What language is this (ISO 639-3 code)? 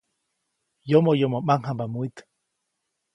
zoc